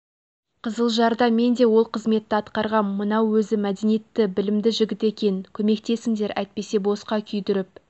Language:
Kazakh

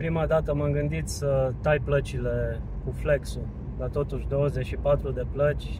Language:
Romanian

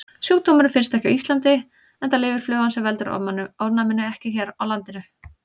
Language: Icelandic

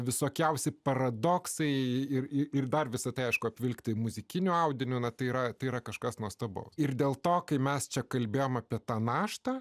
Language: Lithuanian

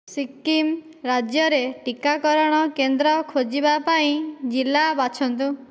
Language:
Odia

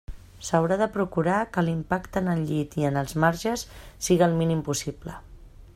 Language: Catalan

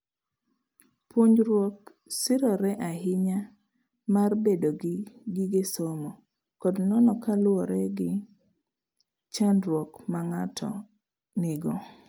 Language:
Luo (Kenya and Tanzania)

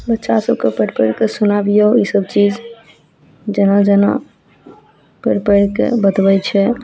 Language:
Maithili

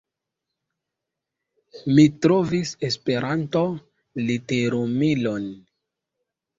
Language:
Esperanto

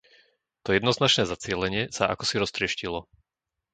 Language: Slovak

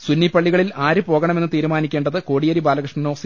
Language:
Malayalam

